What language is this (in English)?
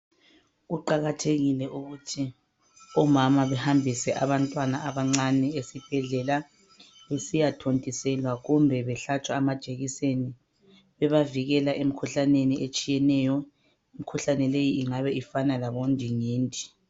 North Ndebele